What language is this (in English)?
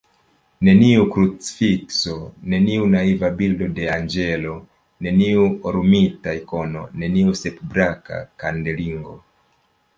Esperanto